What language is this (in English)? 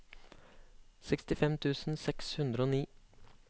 Norwegian